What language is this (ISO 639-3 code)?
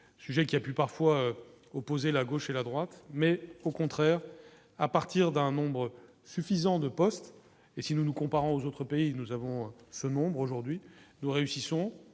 fra